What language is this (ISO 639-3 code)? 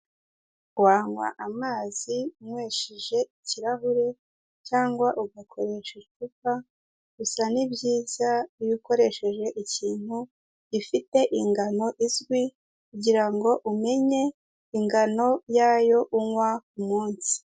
kin